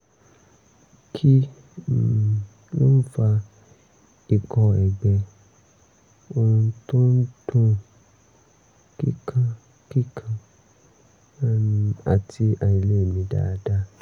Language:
Yoruba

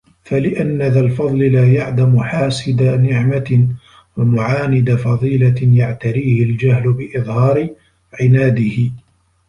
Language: Arabic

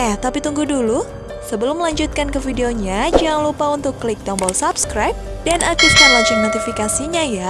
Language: Indonesian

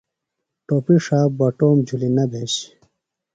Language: Phalura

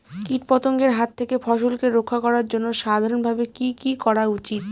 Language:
Bangla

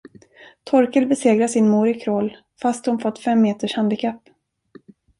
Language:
Swedish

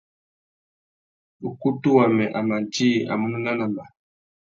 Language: Tuki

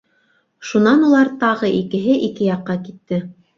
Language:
Bashkir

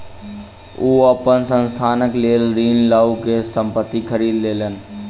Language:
Maithili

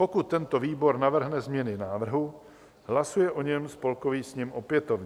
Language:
Czech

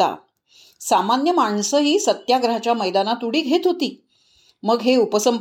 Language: Marathi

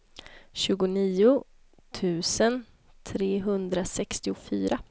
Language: Swedish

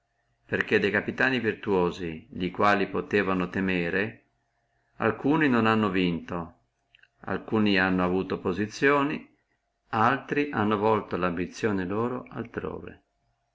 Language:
Italian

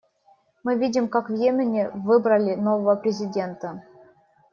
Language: Russian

